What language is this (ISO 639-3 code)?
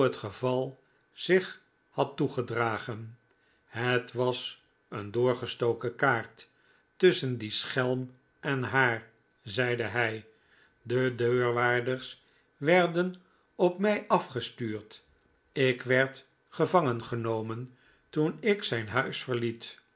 nld